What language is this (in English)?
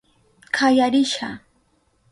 Southern Pastaza Quechua